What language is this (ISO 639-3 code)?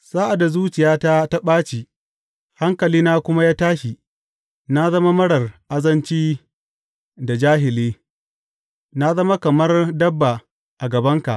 hau